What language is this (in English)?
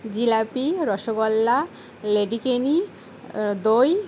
Bangla